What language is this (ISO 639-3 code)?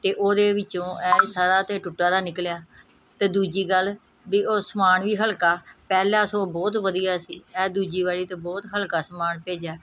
pan